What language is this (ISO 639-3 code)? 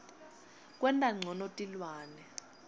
ssw